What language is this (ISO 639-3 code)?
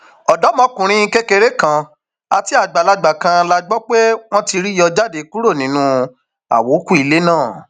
yor